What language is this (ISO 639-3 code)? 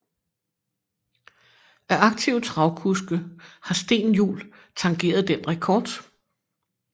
dan